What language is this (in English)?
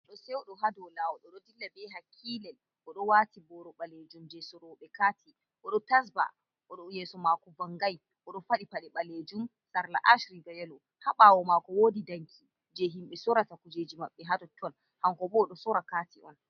Fula